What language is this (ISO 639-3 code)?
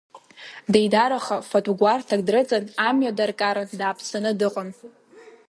abk